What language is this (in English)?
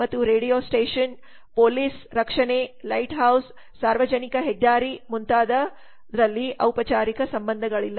Kannada